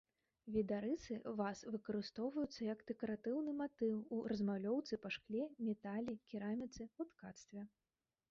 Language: Belarusian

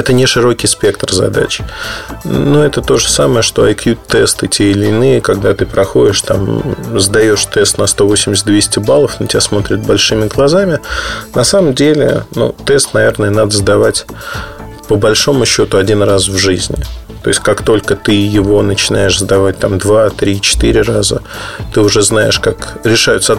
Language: Russian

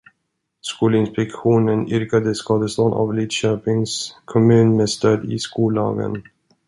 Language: Swedish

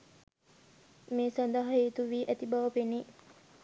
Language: Sinhala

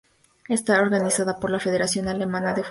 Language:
Spanish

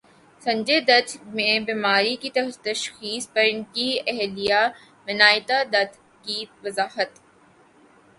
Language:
Urdu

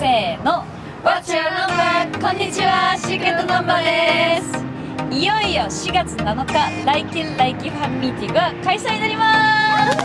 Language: Japanese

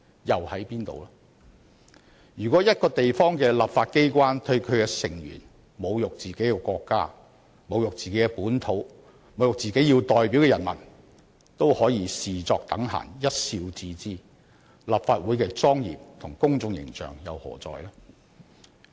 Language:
Cantonese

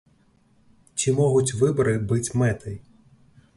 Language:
Belarusian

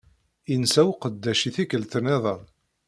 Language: Kabyle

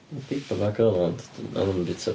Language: Welsh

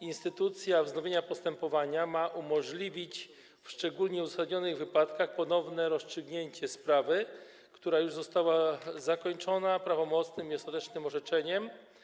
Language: Polish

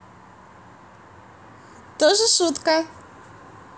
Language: Russian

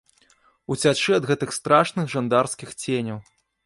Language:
Belarusian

